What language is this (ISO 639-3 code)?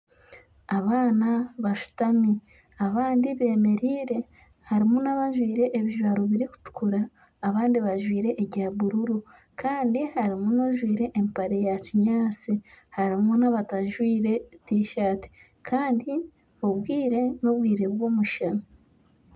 nyn